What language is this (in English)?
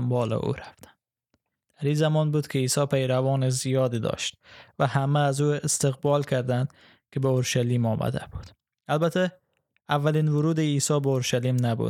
Persian